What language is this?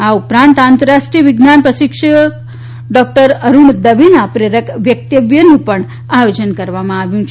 Gujarati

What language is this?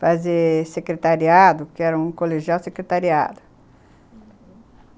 Portuguese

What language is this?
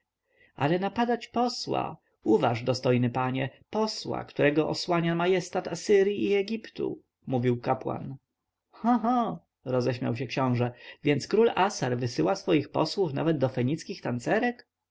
Polish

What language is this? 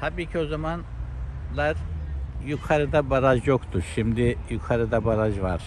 Turkish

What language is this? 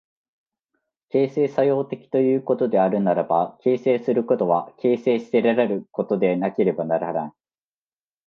Japanese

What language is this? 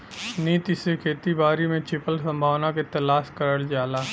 Bhojpuri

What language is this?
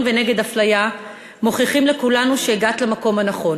Hebrew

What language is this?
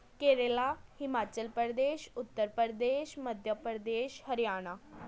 Punjabi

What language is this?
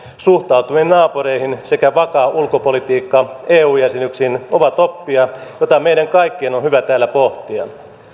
Finnish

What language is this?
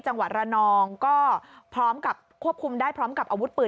Thai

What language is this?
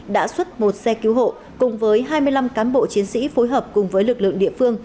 Vietnamese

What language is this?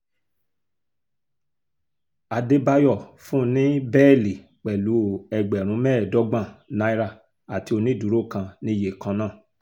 Yoruba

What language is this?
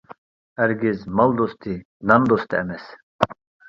Uyghur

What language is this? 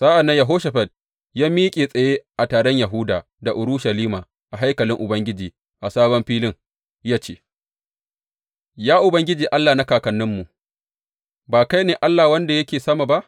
Hausa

